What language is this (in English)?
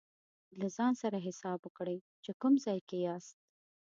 Pashto